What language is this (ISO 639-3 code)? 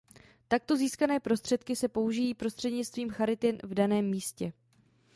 ces